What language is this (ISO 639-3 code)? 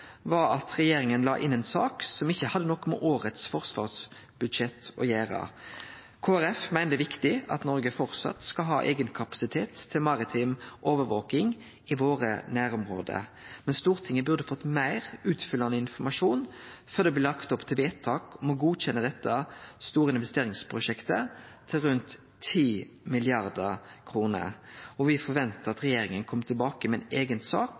nno